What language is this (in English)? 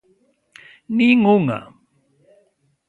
Galician